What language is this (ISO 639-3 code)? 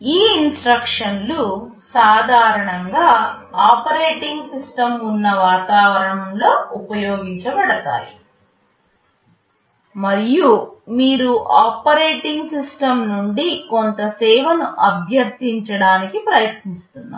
tel